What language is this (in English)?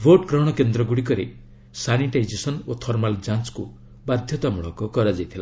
Odia